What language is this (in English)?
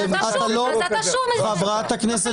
Hebrew